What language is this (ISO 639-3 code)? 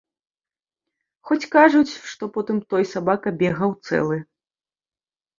bel